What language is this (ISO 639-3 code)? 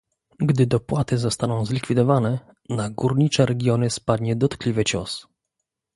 pol